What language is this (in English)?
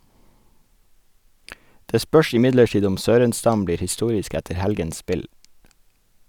Norwegian